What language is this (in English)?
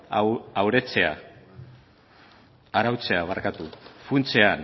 Basque